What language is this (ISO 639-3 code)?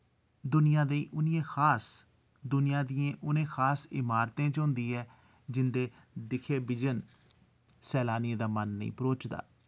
doi